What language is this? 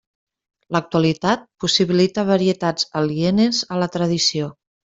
Catalan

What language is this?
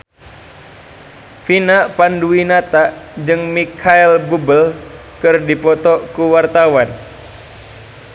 Sundanese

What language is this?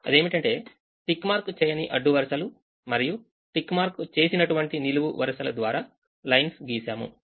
Telugu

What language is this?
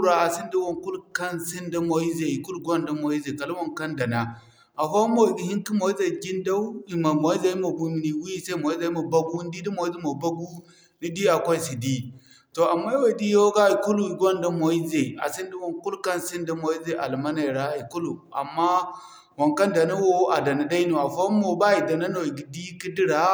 Zarma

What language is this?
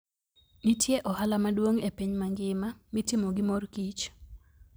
Luo (Kenya and Tanzania)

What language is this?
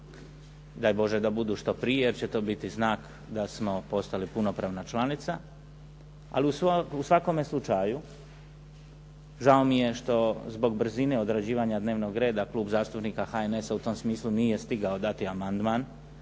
Croatian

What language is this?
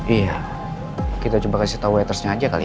Indonesian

